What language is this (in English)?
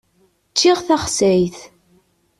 Kabyle